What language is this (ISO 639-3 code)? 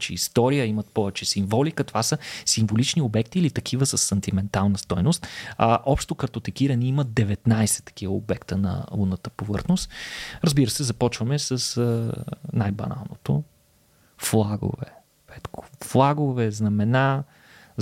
bul